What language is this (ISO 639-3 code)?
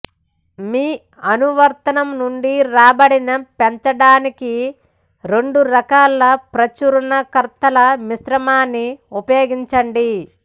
tel